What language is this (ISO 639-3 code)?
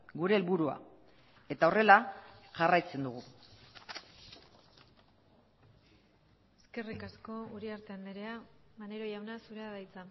eus